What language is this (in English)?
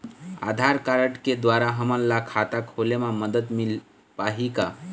Chhattisgarhi